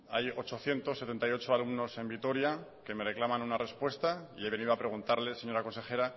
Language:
Spanish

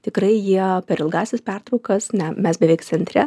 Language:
Lithuanian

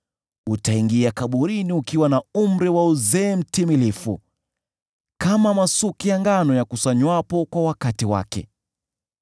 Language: Swahili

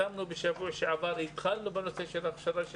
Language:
Hebrew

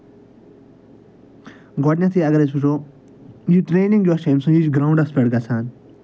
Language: Kashmiri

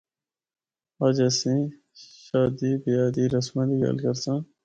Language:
Northern Hindko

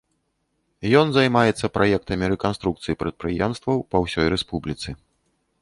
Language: Belarusian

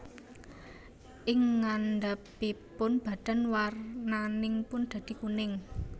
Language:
Javanese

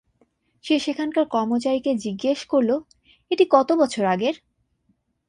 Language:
Bangla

